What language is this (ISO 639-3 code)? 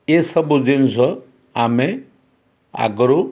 ori